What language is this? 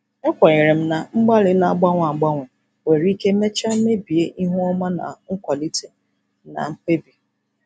Igbo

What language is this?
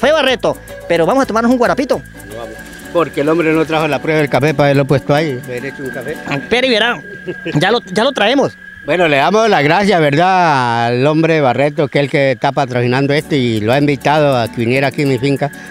Spanish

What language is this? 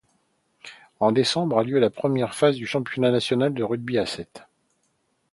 French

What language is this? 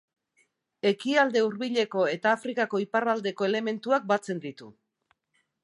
Basque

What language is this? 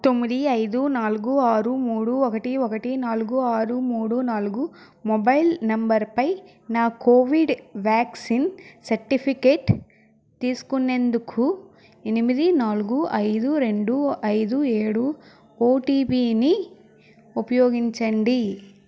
Telugu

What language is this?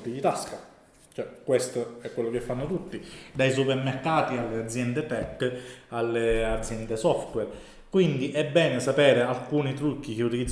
Italian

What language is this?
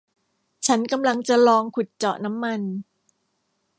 Thai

